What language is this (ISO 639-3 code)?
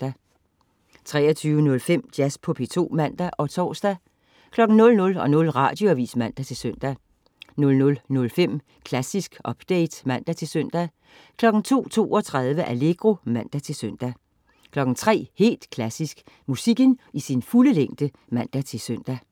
dan